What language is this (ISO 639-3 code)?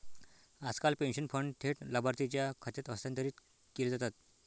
mar